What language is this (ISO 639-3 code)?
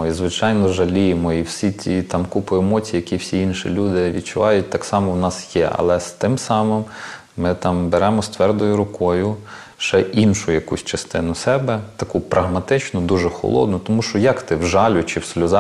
ukr